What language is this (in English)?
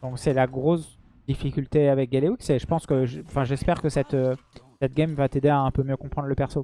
French